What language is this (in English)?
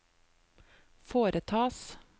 Norwegian